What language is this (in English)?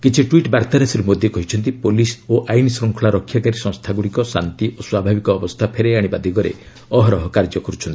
Odia